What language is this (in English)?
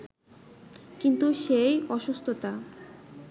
Bangla